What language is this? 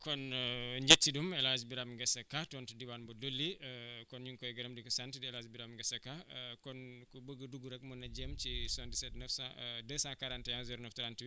Wolof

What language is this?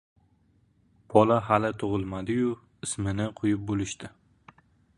Uzbek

